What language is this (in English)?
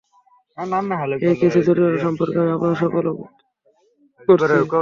Bangla